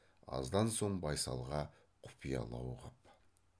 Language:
Kazakh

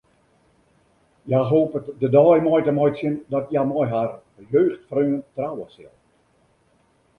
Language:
Western Frisian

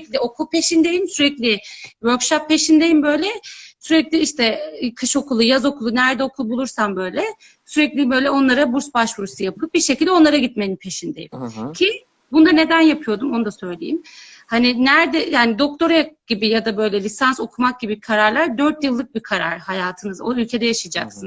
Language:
Turkish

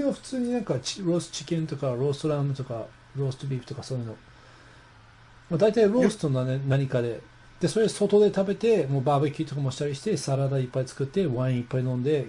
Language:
Japanese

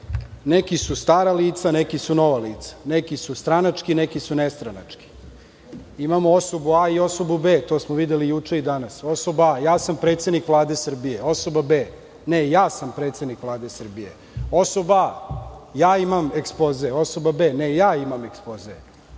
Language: Serbian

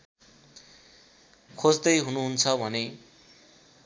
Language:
Nepali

